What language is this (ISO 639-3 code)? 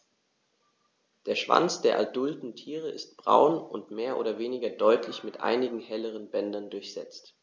deu